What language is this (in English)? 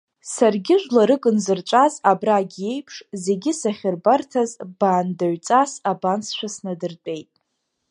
Abkhazian